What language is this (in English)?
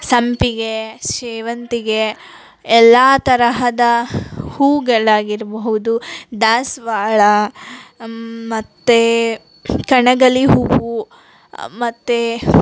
Kannada